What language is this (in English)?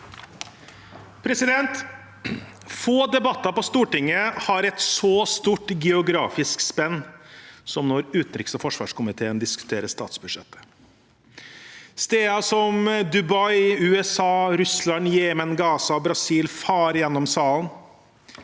Norwegian